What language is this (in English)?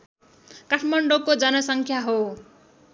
Nepali